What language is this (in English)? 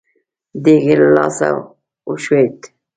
Pashto